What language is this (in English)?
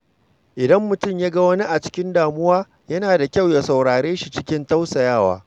Hausa